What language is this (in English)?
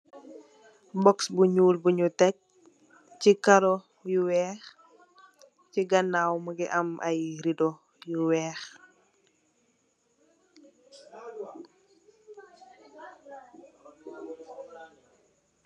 Wolof